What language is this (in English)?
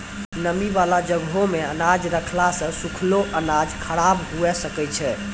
Maithili